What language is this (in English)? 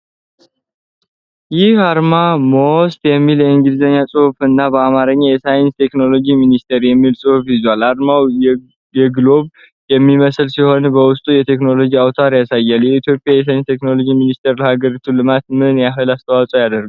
Amharic